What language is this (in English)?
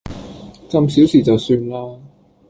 Cantonese